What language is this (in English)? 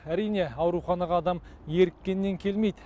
Kazakh